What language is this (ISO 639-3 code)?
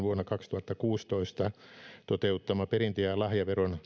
fin